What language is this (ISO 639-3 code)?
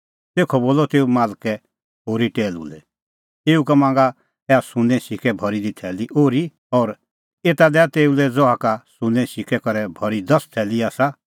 kfx